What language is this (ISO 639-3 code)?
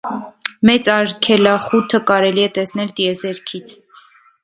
hye